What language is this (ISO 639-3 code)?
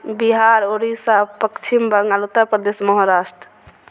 mai